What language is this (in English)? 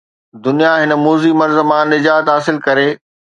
Sindhi